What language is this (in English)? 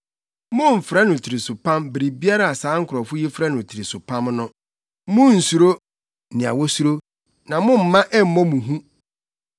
Akan